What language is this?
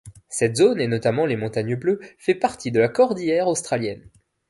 French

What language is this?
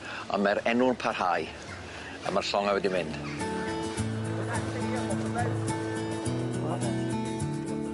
Welsh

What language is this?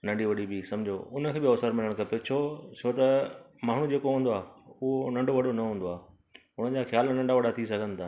Sindhi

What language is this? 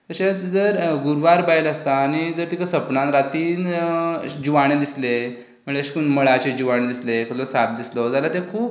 Konkani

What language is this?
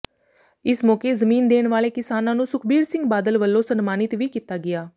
Punjabi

